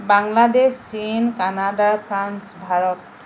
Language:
Assamese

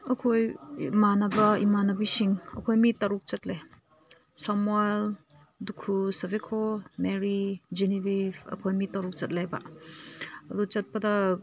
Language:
Manipuri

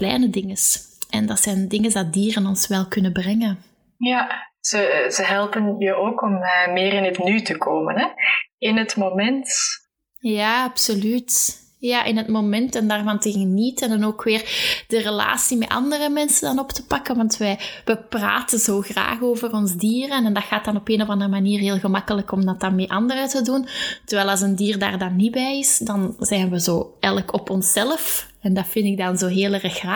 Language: Dutch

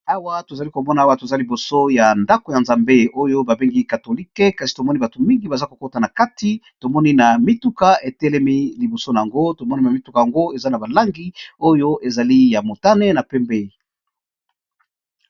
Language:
Lingala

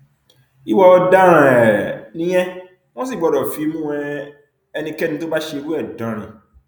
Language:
Yoruba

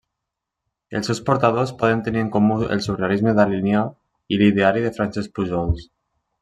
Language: Catalan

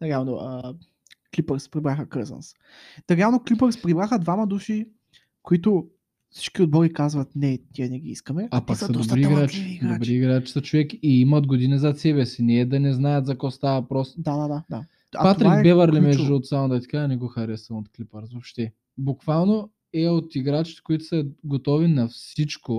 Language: Bulgarian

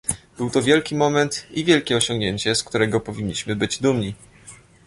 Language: Polish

